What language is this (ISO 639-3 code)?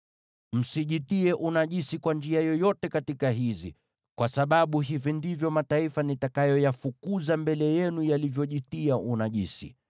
swa